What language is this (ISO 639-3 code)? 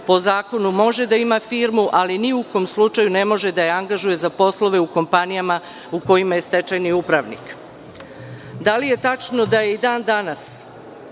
srp